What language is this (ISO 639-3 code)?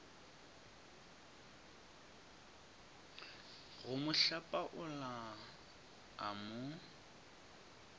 nso